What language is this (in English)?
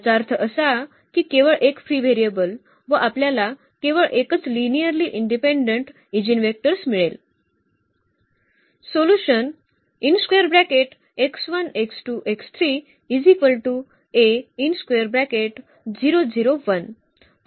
Marathi